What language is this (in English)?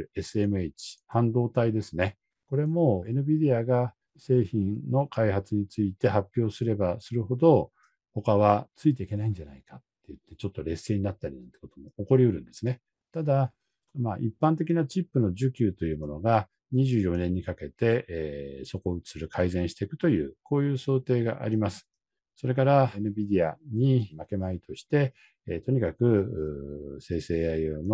Japanese